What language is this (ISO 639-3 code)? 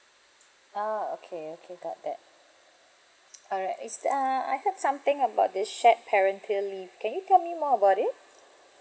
eng